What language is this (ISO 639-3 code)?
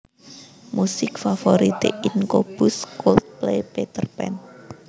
jav